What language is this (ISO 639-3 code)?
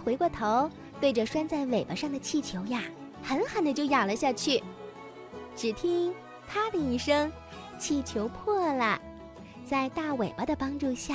zho